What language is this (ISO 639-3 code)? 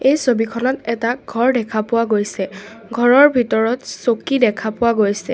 asm